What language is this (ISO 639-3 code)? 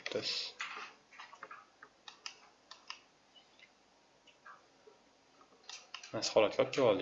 tur